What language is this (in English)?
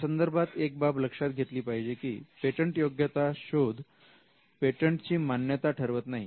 Marathi